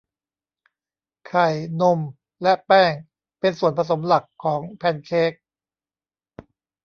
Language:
Thai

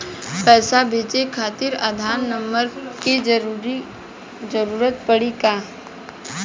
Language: Bhojpuri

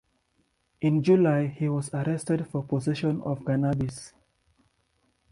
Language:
English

